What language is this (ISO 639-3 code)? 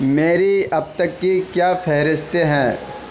urd